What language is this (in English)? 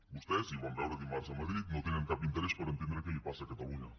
Catalan